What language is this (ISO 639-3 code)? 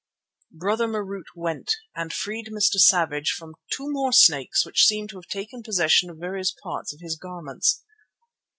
eng